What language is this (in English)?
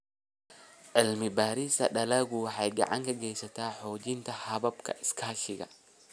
Somali